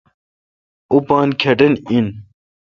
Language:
Kalkoti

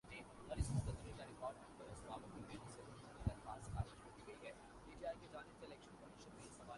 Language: Urdu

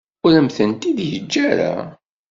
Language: Kabyle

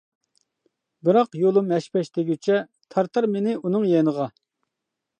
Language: Uyghur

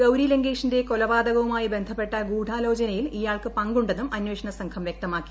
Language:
Malayalam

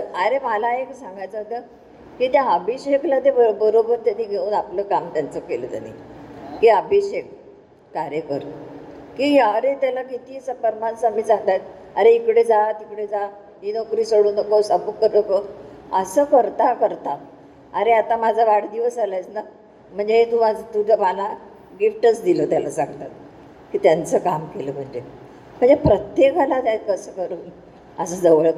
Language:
Marathi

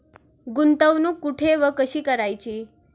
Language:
Marathi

